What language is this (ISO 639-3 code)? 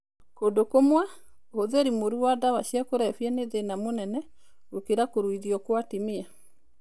kik